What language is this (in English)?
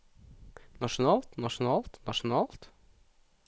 Norwegian